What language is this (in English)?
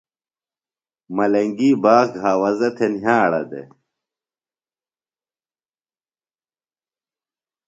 Phalura